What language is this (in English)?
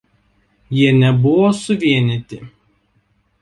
Lithuanian